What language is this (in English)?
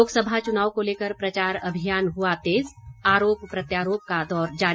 Hindi